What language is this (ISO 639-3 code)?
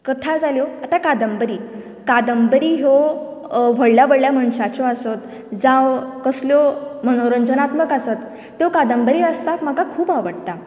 kok